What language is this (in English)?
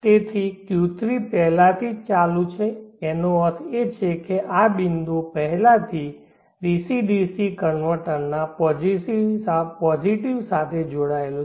Gujarati